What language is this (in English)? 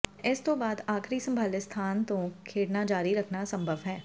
Punjabi